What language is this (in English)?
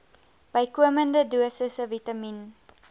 Afrikaans